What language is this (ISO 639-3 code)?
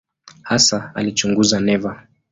swa